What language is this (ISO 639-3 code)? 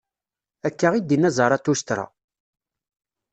kab